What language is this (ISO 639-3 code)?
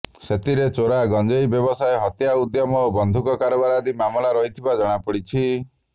ori